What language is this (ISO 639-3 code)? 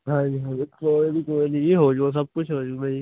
pan